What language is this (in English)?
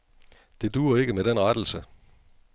Danish